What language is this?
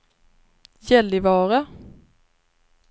Swedish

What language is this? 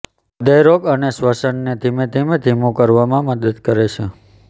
Gujarati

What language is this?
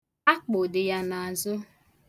Igbo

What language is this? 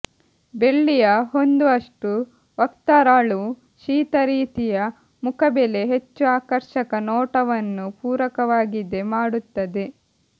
Kannada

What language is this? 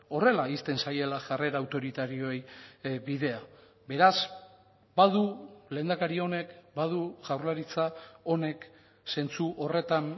Basque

